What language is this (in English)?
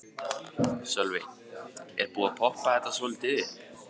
Icelandic